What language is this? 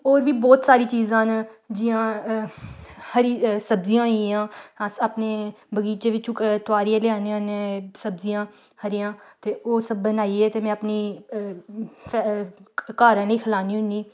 Dogri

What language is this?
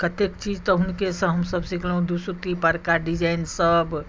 Maithili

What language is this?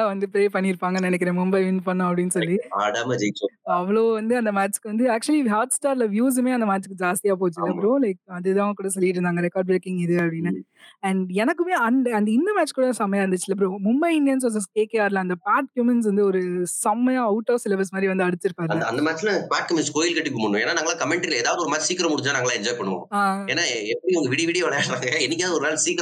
Tamil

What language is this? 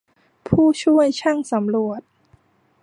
Thai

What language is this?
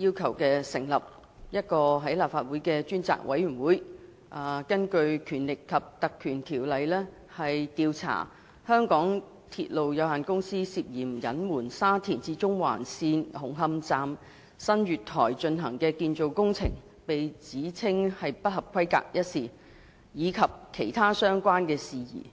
Cantonese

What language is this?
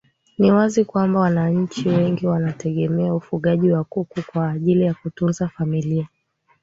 Swahili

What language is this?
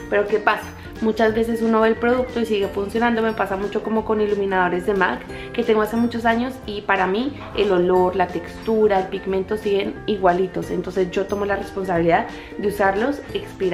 Spanish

